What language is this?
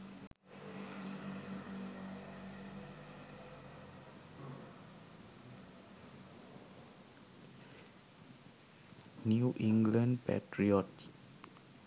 Sinhala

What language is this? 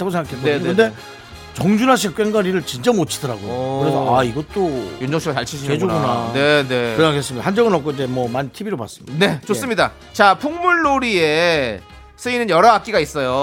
Korean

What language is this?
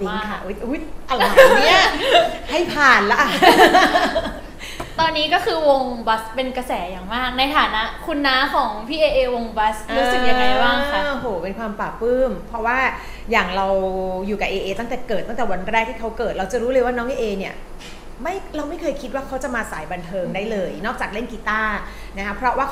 Thai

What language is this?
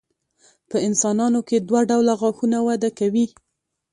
Pashto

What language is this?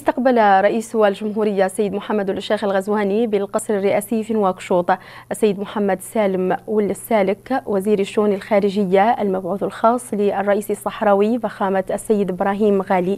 Arabic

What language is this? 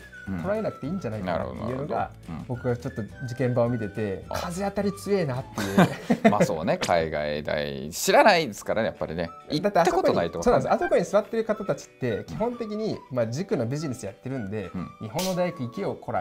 Japanese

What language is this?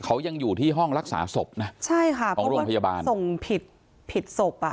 Thai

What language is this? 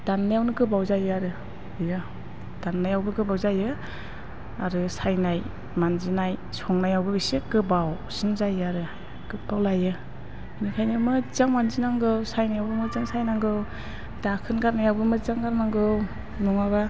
Bodo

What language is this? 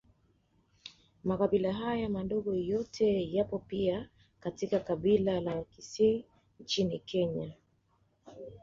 Swahili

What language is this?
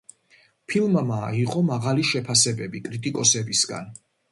Georgian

